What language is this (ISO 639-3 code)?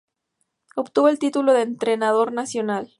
spa